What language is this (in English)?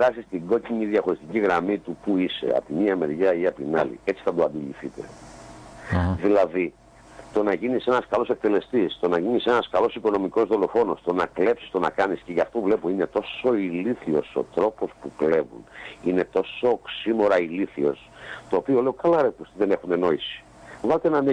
Greek